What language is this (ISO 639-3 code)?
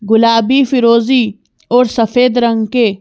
hin